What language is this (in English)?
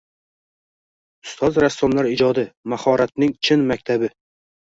Uzbek